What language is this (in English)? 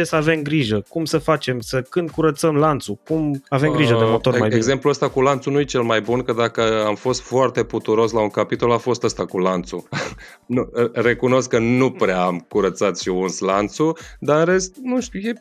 Romanian